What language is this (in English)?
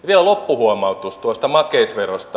Finnish